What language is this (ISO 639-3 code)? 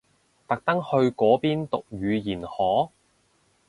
yue